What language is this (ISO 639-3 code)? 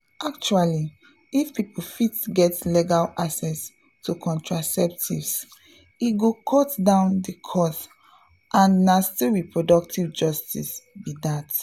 pcm